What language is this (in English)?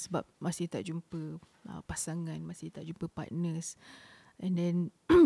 Malay